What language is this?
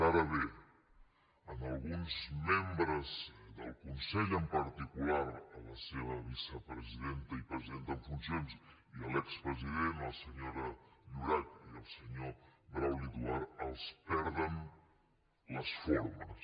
Catalan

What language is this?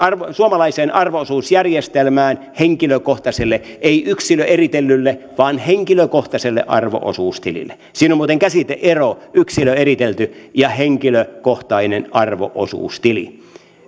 Finnish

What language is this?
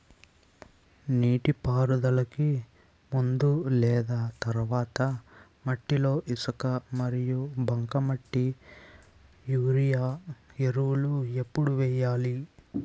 Telugu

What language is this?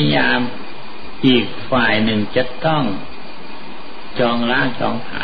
Thai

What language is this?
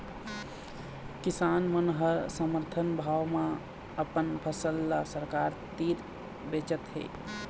Chhattisgarhi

